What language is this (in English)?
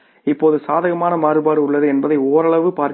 Tamil